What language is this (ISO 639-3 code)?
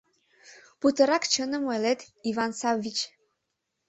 chm